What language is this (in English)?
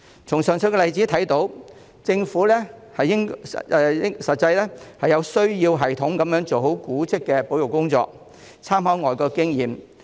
Cantonese